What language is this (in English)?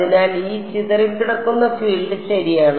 Malayalam